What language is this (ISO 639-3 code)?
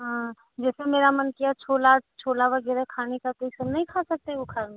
hin